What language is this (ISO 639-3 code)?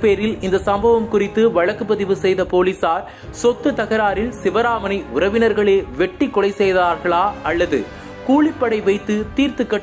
tur